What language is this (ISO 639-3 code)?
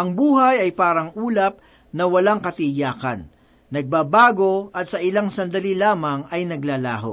fil